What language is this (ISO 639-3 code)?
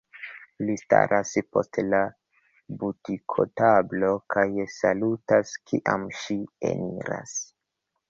epo